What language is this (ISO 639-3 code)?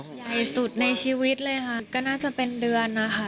tha